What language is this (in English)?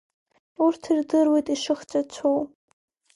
Abkhazian